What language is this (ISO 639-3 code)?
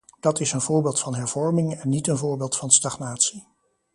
nld